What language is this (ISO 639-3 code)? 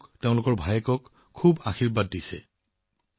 asm